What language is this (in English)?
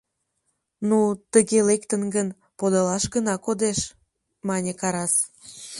Mari